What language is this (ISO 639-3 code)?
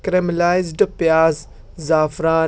urd